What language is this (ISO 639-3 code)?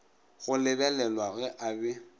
nso